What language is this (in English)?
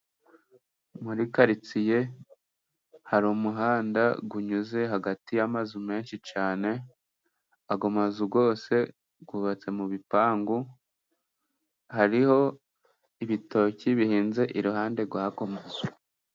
Kinyarwanda